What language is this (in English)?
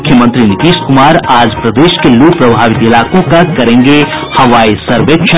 Hindi